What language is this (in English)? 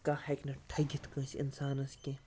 Kashmiri